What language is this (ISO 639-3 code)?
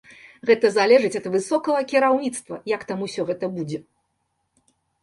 bel